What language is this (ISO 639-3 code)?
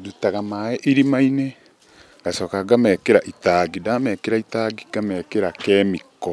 kik